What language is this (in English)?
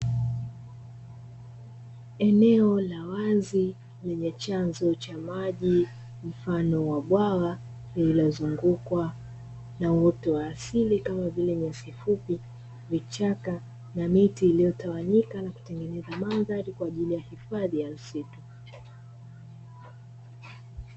Swahili